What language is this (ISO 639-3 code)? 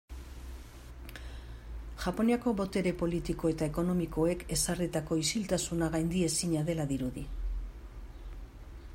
eus